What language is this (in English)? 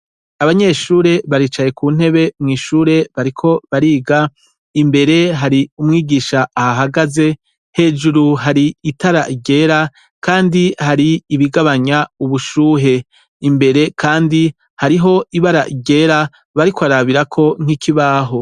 Rundi